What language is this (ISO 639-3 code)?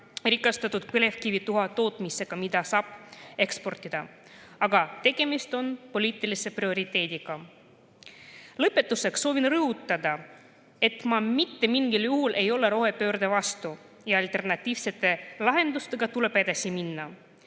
est